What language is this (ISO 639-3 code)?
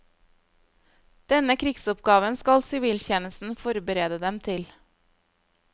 nor